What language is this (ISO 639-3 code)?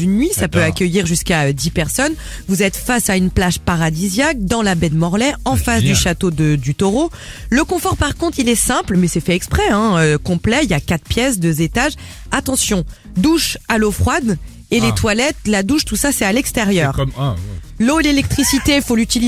fra